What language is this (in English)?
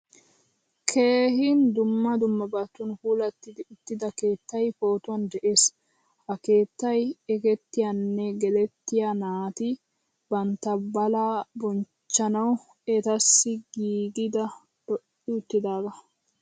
Wolaytta